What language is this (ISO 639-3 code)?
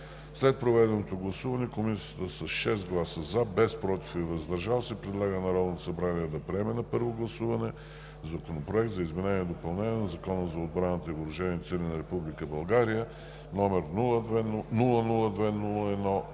bul